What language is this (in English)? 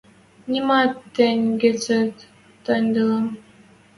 Western Mari